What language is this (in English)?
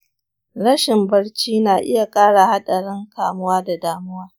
Hausa